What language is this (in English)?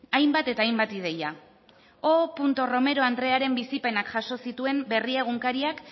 Basque